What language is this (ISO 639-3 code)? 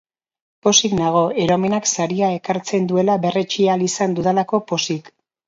eus